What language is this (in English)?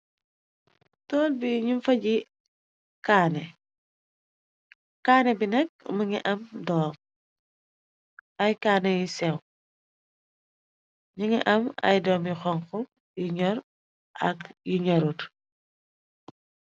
Wolof